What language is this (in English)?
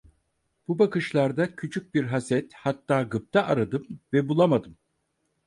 Turkish